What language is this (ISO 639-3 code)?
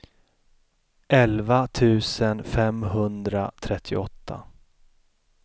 swe